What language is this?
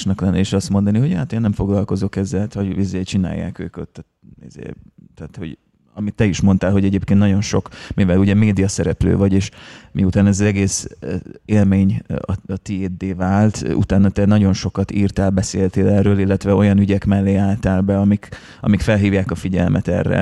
Hungarian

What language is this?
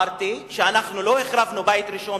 Hebrew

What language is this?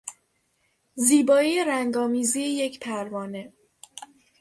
Persian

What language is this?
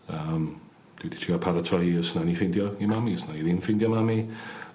Welsh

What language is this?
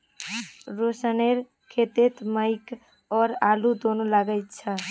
Magahi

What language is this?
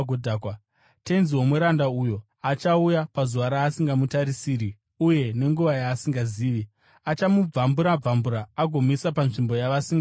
Shona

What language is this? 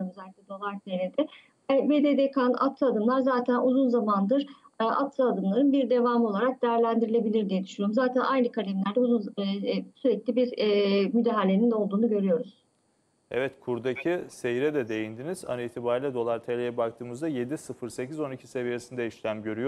Turkish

